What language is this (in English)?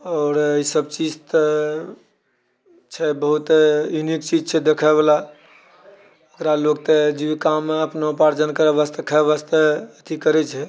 Maithili